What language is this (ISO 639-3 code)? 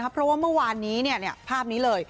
tha